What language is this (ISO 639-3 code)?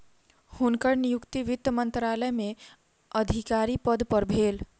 mai